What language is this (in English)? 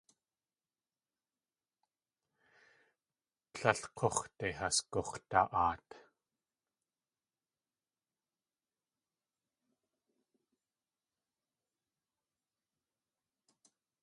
Tlingit